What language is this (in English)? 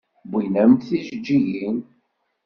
Kabyle